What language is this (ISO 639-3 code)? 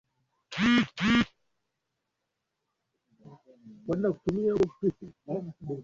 swa